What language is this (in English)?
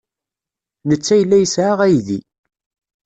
Kabyle